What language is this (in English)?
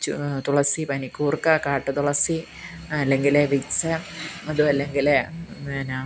Malayalam